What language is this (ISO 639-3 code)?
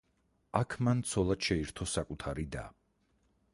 kat